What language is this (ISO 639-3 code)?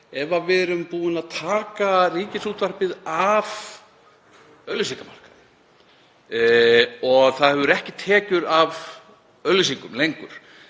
isl